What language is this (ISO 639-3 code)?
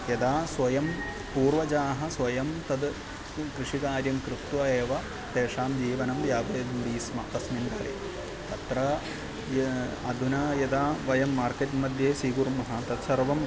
san